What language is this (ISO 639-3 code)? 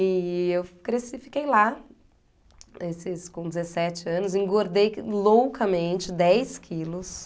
por